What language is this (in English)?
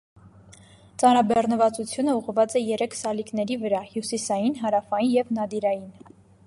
Armenian